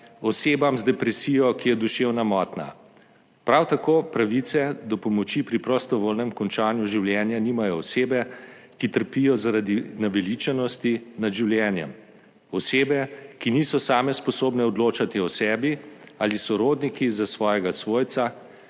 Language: Slovenian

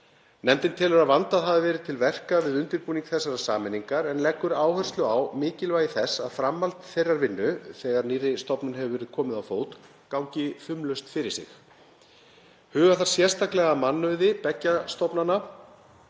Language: Icelandic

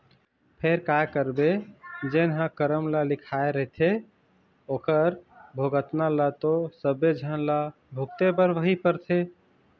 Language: Chhattisgarhi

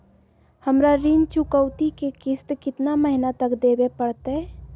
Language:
Magahi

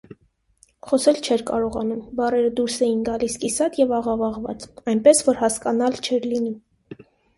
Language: Armenian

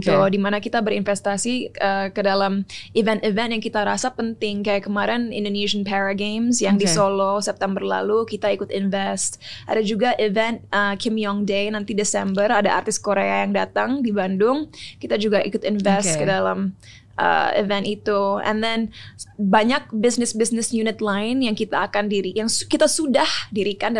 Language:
Indonesian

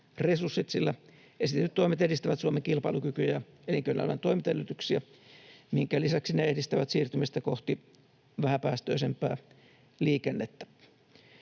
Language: Finnish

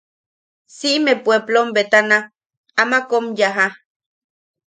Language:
Yaqui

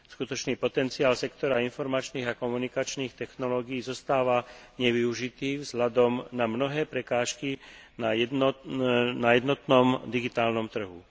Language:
Slovak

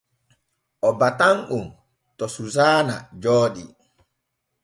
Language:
Borgu Fulfulde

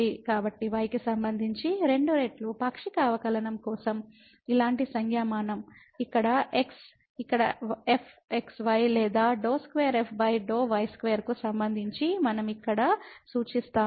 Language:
Telugu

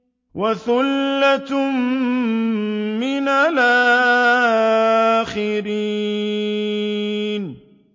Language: Arabic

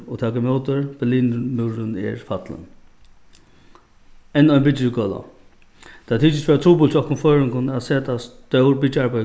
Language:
Faroese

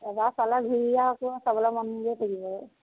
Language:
Assamese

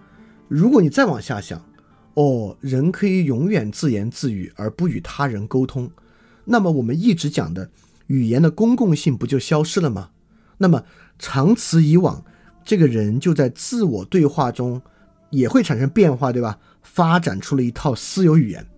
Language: Chinese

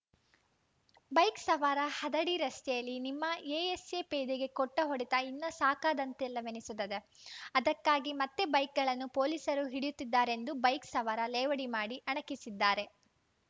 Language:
Kannada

